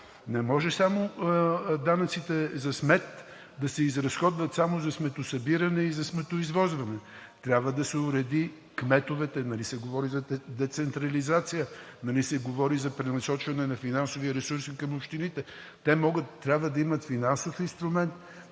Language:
Bulgarian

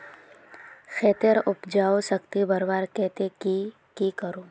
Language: Magahi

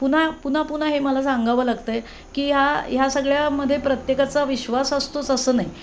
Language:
Marathi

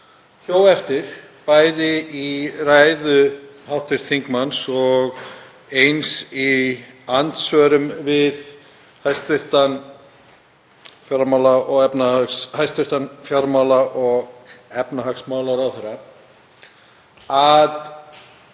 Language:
Icelandic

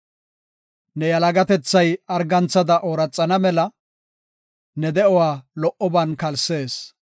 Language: Gofa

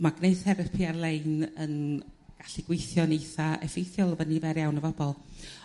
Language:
Welsh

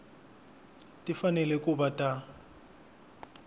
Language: Tsonga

